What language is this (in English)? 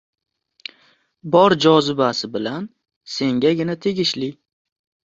Uzbek